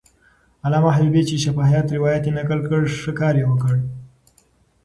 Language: Pashto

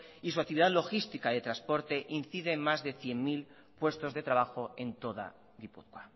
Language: Spanish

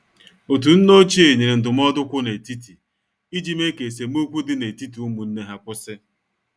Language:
Igbo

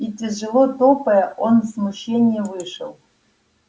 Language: Russian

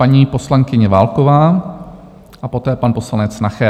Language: Czech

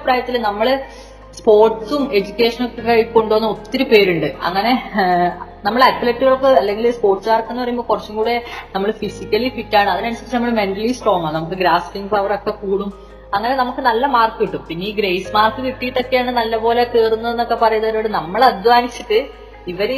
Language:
Malayalam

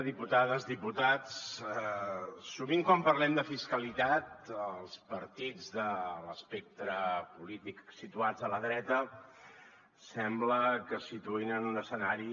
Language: Catalan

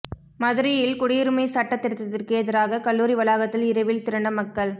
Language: Tamil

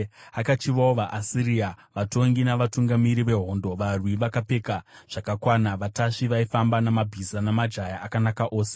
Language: Shona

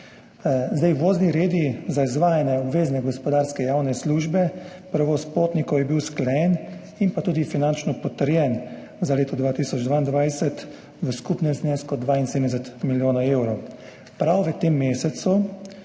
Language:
Slovenian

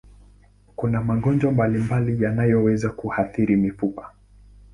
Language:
Swahili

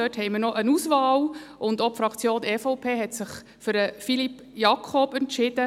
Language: Swiss German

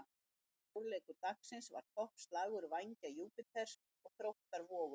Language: Icelandic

